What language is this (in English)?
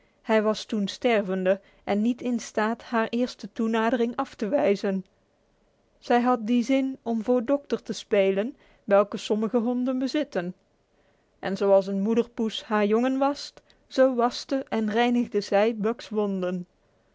Dutch